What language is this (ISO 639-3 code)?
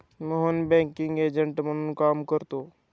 mar